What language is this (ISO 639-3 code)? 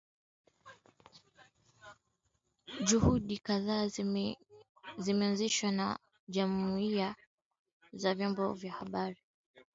swa